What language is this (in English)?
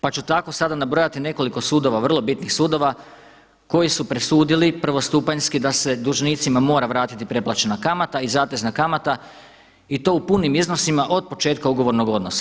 Croatian